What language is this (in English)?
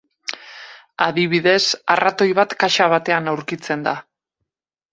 Basque